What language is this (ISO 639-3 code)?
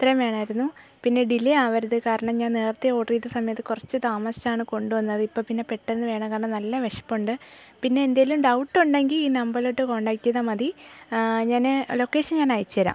mal